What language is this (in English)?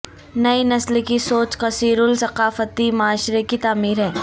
Urdu